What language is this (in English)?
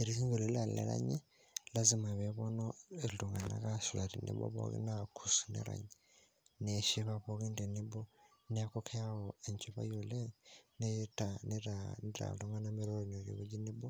Masai